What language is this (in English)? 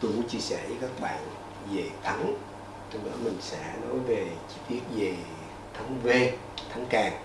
Vietnamese